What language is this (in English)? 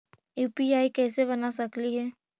Magahi